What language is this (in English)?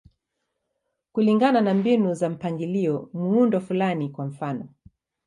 Swahili